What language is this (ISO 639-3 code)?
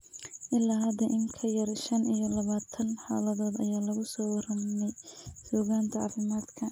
som